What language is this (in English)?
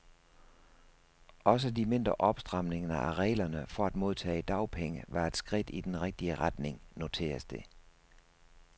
Danish